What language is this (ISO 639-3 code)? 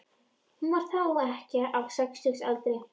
isl